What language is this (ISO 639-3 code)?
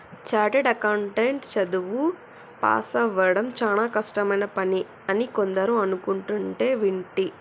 tel